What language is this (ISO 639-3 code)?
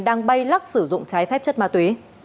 vie